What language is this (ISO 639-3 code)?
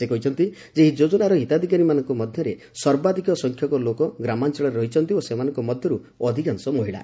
ori